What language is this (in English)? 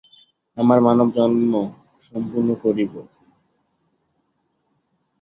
Bangla